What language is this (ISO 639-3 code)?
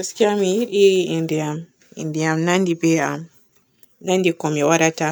fue